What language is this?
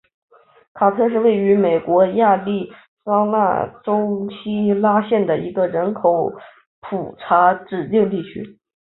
Chinese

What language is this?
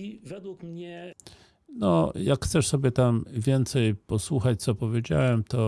Polish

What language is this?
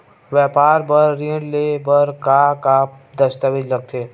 Chhattisgarhi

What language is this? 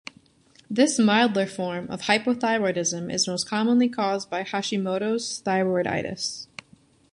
English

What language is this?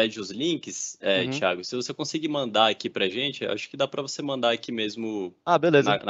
Portuguese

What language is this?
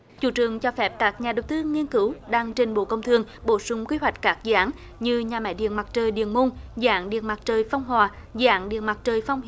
Vietnamese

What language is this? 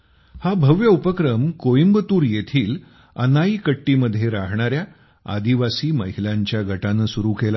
Marathi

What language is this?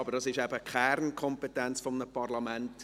Swiss German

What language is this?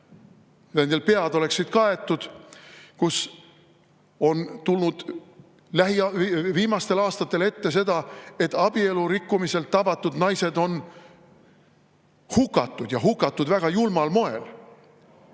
Estonian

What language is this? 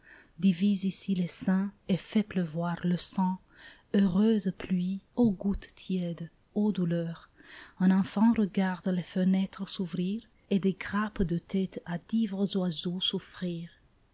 French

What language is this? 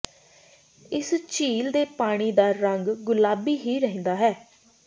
Punjabi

